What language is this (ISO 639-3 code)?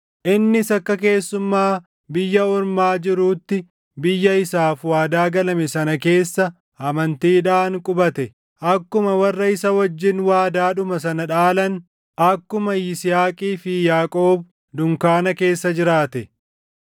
orm